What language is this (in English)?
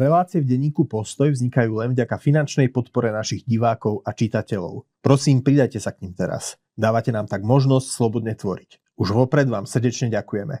Slovak